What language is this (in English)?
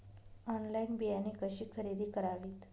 Marathi